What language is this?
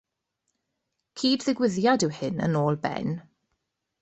Welsh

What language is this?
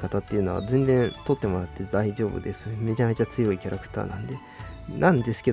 Japanese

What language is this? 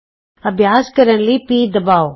Punjabi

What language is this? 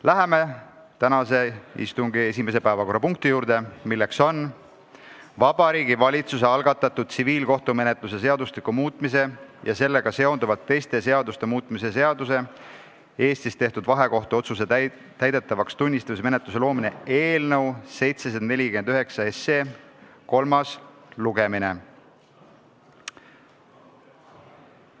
Estonian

